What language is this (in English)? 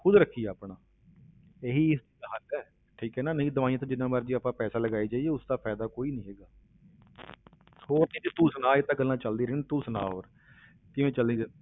Punjabi